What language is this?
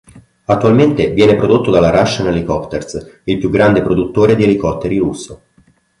Italian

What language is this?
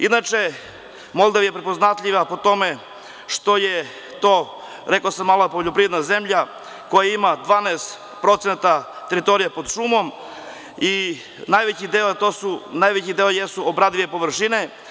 Serbian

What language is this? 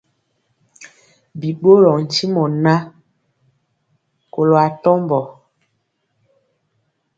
Mpiemo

